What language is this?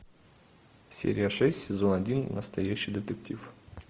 Russian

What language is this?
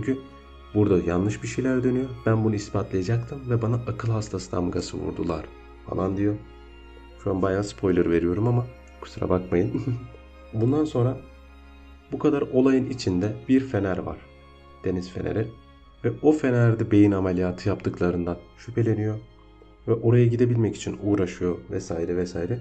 Turkish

